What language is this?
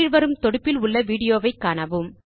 Tamil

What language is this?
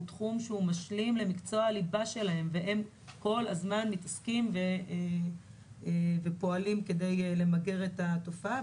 Hebrew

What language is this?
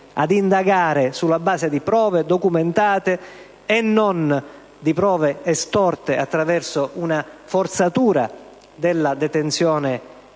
Italian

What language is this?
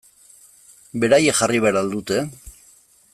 Basque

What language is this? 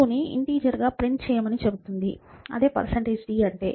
Telugu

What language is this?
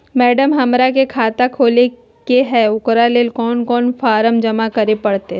Magahi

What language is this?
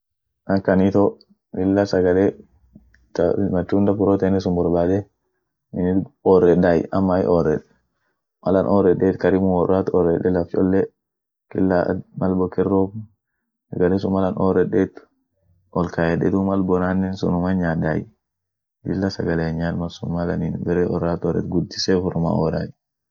Orma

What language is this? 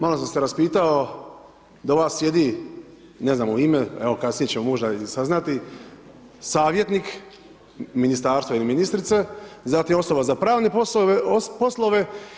Croatian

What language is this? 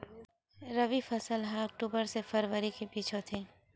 Chhattisgarhi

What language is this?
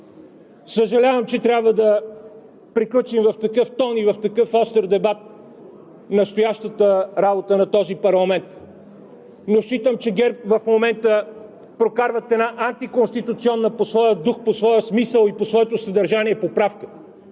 Bulgarian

